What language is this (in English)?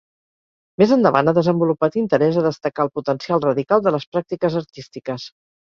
Catalan